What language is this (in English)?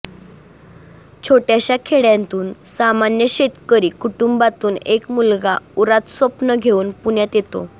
Marathi